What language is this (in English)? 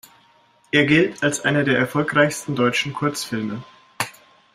German